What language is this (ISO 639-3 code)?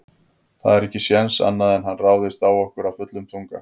isl